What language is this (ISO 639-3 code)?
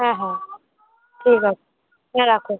ben